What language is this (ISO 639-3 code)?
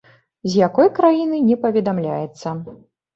bel